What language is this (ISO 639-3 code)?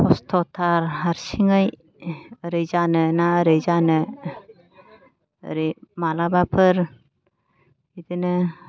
brx